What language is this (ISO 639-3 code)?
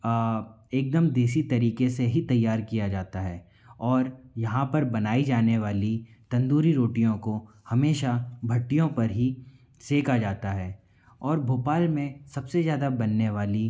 hin